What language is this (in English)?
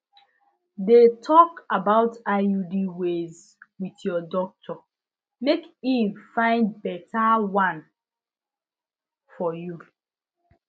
Nigerian Pidgin